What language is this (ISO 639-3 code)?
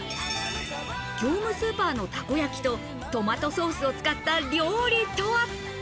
jpn